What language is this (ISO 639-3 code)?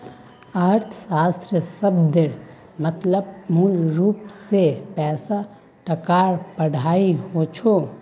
mag